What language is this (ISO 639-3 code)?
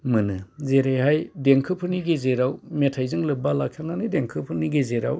brx